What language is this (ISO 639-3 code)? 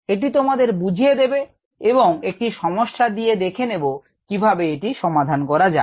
ben